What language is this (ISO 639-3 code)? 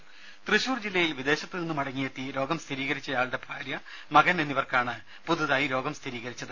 mal